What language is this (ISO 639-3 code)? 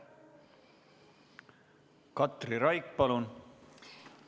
est